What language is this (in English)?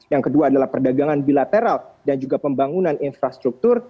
Indonesian